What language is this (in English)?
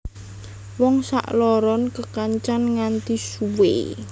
Javanese